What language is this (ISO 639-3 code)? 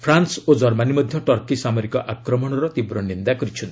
ori